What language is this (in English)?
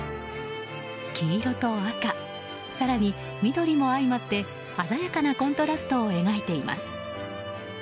Japanese